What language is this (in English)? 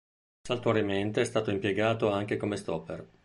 Italian